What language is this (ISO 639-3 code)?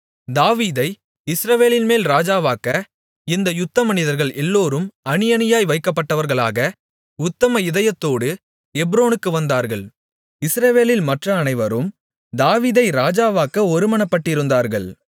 tam